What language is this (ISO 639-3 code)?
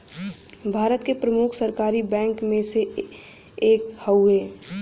bho